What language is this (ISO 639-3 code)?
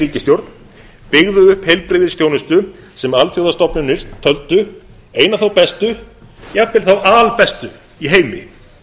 isl